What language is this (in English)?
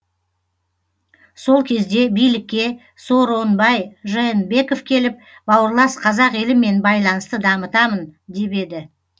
Kazakh